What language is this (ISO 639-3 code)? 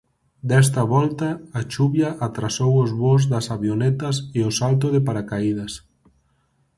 glg